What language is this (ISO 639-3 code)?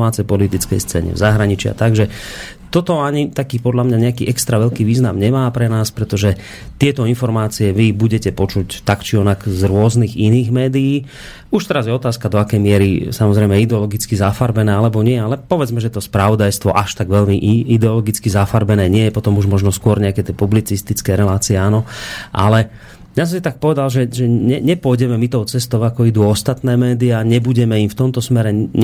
slk